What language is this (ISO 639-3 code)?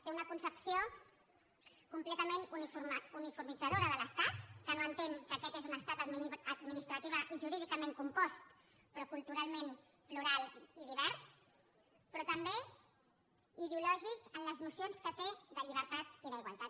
cat